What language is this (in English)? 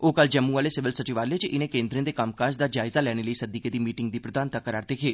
Dogri